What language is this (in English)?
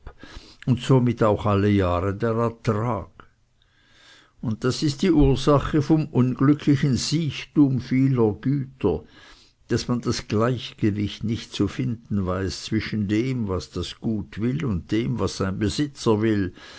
German